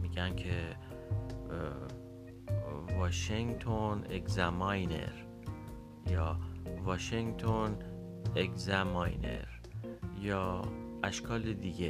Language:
Persian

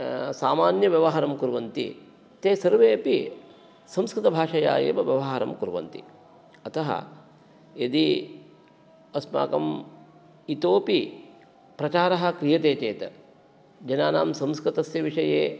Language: Sanskrit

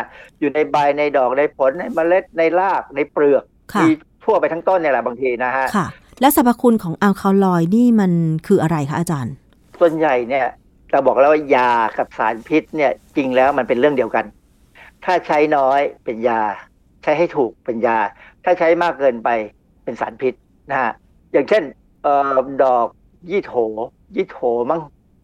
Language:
Thai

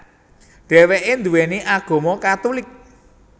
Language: Javanese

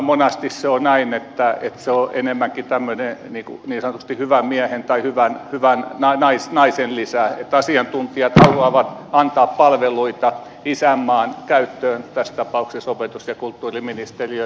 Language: Finnish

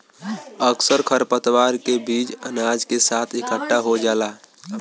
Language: Bhojpuri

